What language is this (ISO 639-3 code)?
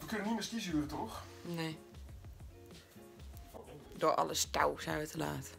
nld